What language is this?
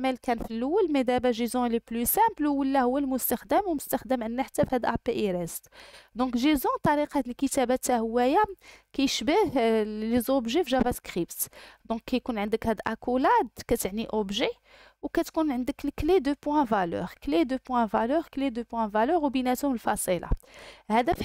Arabic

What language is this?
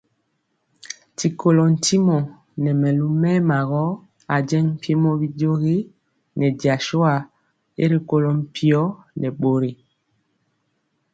Mpiemo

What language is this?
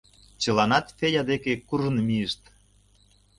Mari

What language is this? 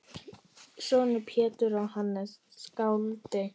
Icelandic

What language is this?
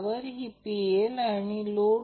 Marathi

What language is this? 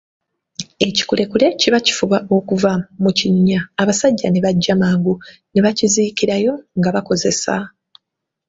Ganda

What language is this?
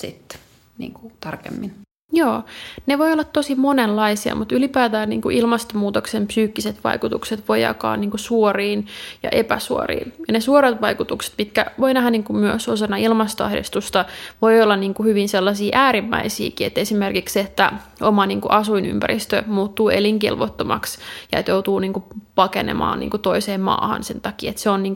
Finnish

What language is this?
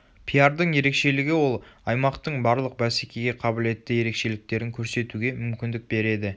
Kazakh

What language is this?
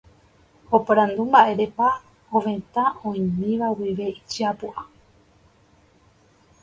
Guarani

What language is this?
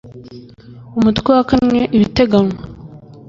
Kinyarwanda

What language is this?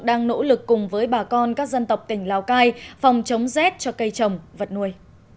Vietnamese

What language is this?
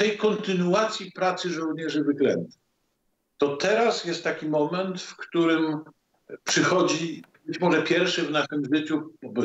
Polish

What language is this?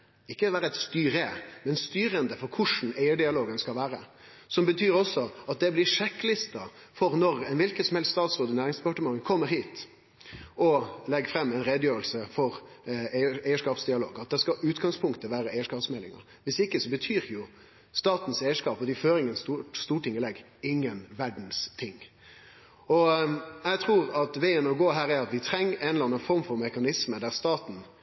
Norwegian Nynorsk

